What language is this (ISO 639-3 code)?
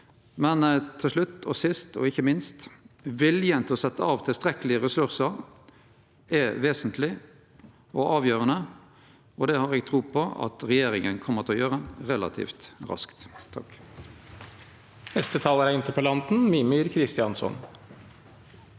nor